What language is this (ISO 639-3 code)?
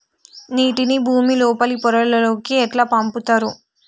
tel